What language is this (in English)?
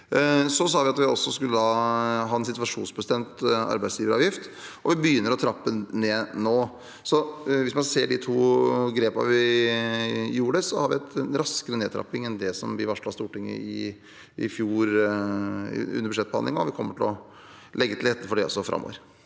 Norwegian